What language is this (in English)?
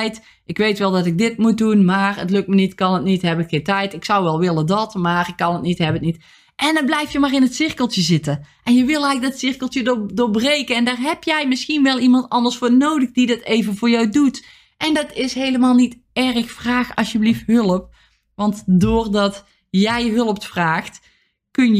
Dutch